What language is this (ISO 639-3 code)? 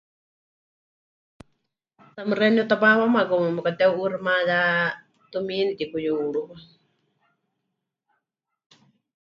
hch